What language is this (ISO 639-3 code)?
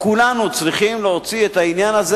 heb